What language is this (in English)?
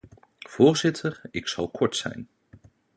Dutch